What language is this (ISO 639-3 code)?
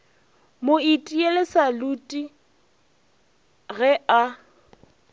nso